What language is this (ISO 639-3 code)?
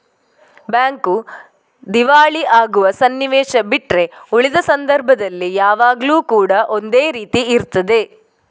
kan